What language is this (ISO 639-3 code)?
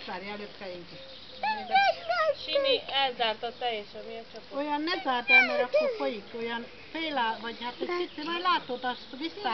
hun